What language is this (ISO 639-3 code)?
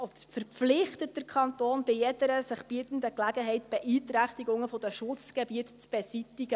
gsw